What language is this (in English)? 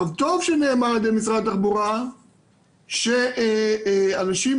Hebrew